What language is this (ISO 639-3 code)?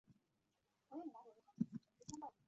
zho